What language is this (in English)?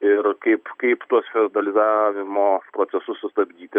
Lithuanian